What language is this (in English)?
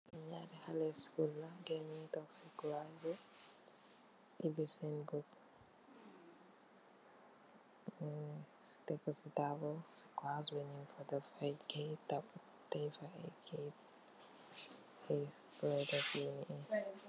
Wolof